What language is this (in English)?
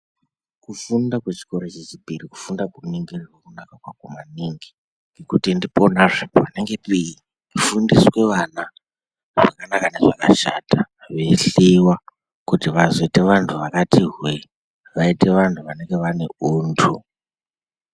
Ndau